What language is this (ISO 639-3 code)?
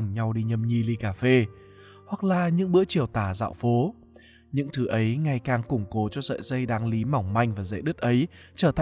vie